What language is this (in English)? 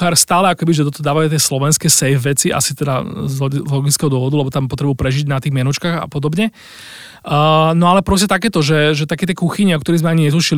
Slovak